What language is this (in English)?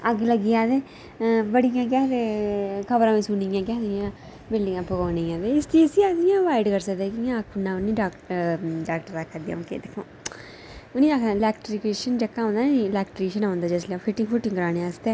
Dogri